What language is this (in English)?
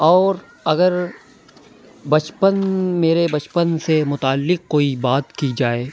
Urdu